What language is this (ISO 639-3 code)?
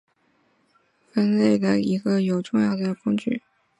zho